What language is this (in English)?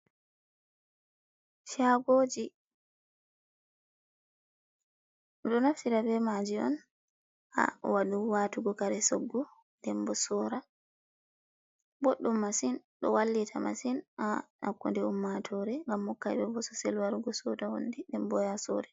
Fula